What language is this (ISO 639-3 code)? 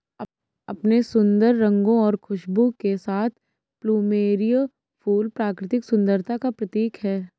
hin